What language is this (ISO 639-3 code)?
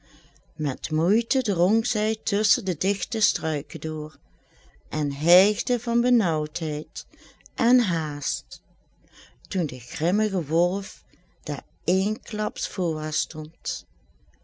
nld